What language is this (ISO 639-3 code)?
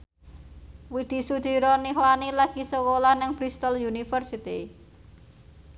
jav